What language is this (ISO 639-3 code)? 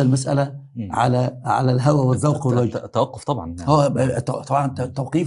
ara